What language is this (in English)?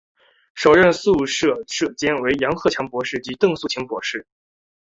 Chinese